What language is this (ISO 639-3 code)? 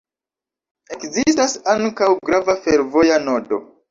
epo